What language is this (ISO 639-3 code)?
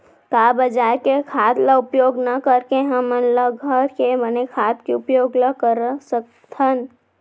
hne